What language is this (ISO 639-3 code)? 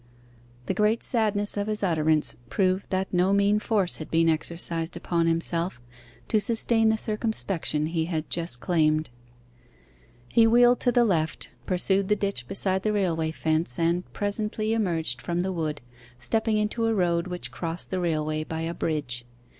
eng